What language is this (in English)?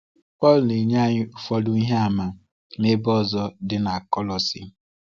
Igbo